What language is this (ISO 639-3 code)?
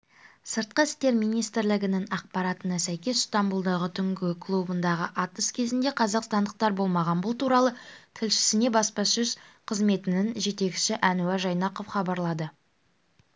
kaz